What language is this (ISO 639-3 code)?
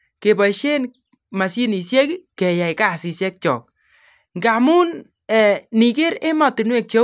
kln